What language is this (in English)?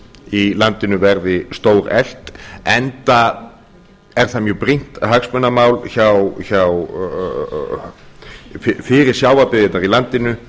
Icelandic